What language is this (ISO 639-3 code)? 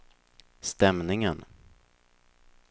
swe